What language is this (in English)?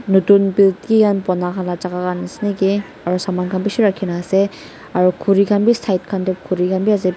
Naga Pidgin